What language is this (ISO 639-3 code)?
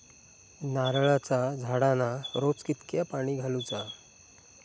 mar